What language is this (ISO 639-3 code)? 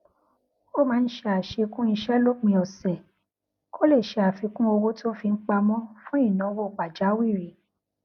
yor